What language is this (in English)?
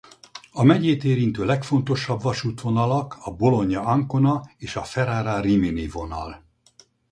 Hungarian